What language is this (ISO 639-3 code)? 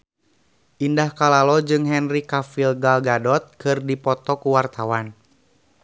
sun